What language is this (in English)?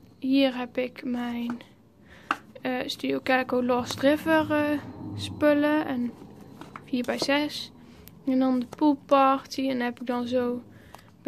Dutch